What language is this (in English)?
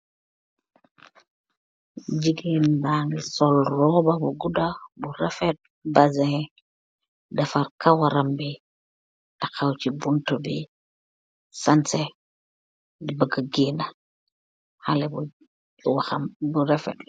Wolof